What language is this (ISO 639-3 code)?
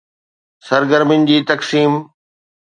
snd